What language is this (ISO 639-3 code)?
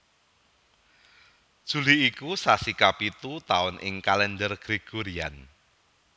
jav